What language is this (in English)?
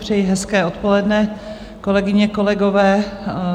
Czech